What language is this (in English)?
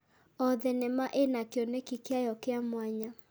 Kikuyu